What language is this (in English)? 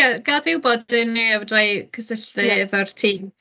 Welsh